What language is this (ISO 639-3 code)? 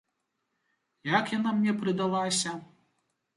bel